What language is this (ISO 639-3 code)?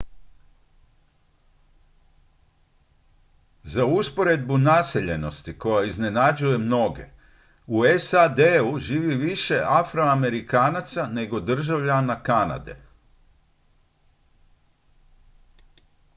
hrv